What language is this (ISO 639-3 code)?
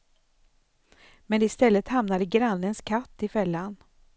swe